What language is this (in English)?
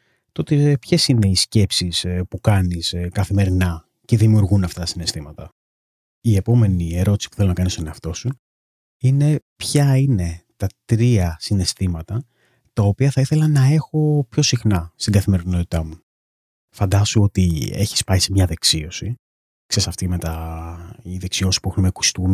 Greek